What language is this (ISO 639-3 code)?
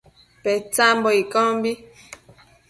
mcf